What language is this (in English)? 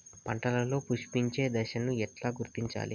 Telugu